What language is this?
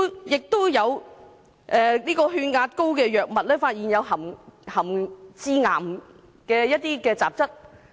Cantonese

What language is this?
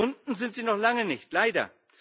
German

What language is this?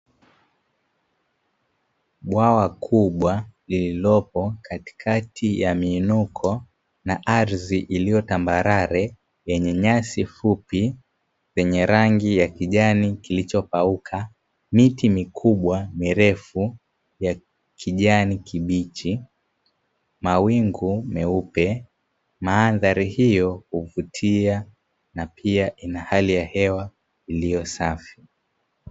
Swahili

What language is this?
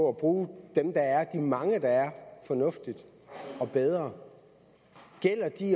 Danish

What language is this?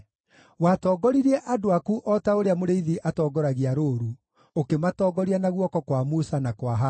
Kikuyu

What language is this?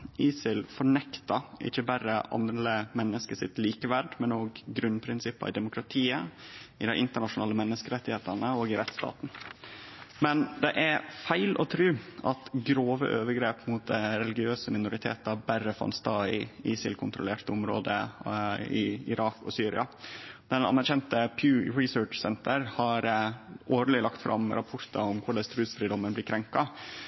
Norwegian Nynorsk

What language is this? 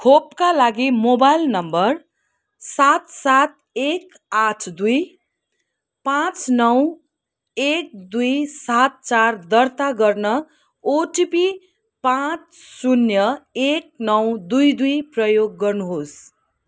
Nepali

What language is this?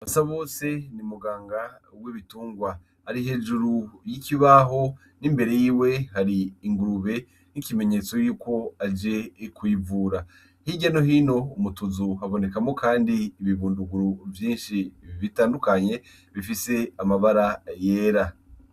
Rundi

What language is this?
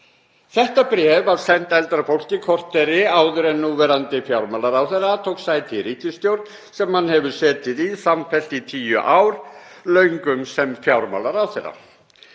Icelandic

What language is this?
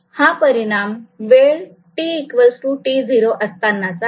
Marathi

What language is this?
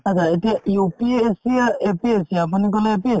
Assamese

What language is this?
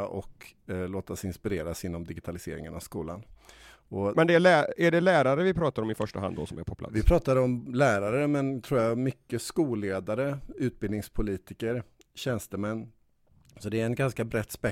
Swedish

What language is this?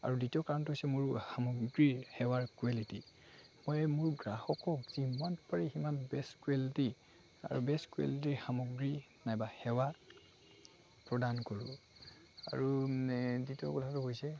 Assamese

